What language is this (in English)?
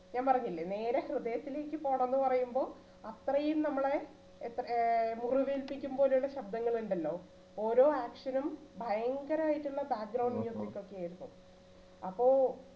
Malayalam